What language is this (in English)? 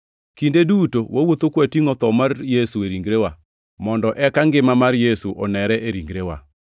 Luo (Kenya and Tanzania)